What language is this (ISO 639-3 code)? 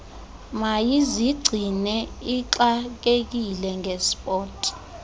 xho